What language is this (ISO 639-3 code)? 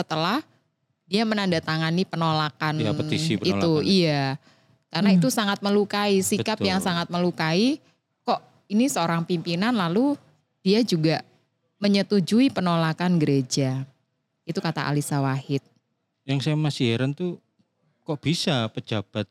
ind